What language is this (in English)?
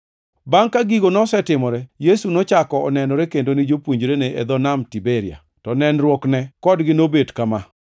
Luo (Kenya and Tanzania)